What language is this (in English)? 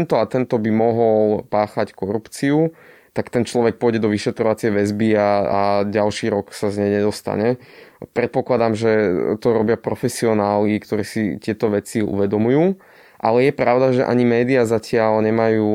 Slovak